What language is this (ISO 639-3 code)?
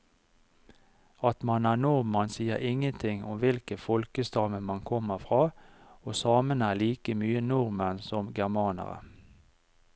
nor